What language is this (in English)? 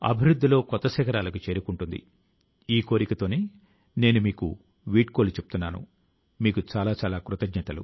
Telugu